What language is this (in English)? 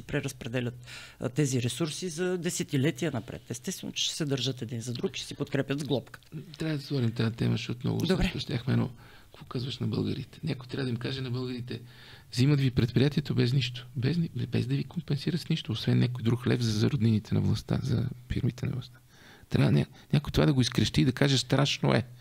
Bulgarian